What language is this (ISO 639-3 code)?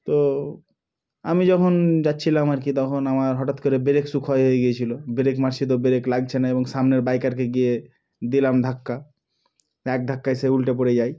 ben